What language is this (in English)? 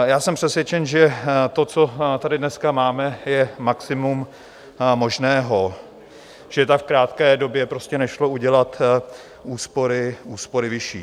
Czech